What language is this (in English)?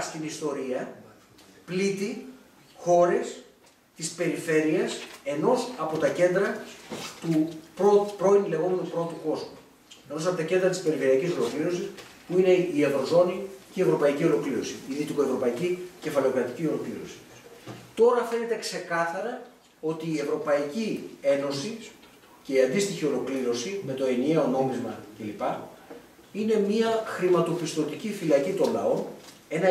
Greek